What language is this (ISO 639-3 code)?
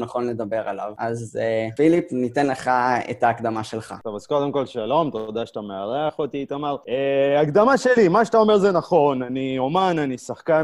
heb